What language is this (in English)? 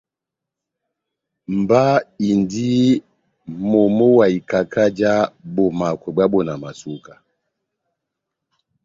Batanga